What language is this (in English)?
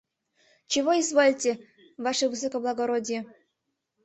Mari